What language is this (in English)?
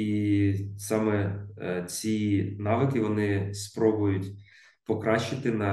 Ukrainian